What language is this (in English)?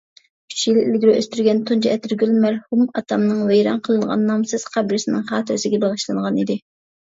Uyghur